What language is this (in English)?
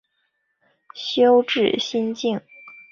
Chinese